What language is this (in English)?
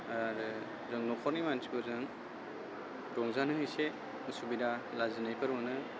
Bodo